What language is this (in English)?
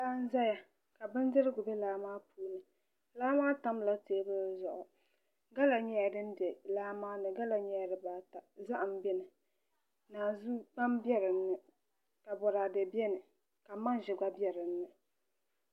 Dagbani